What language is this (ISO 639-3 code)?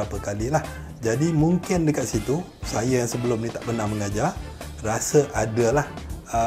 msa